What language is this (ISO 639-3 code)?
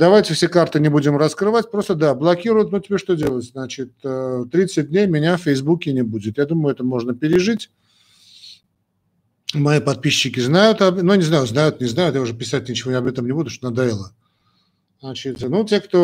rus